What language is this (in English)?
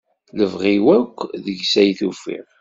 Kabyle